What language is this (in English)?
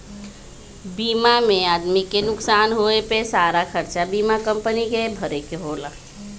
Bhojpuri